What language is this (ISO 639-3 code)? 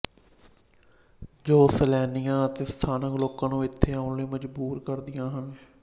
pan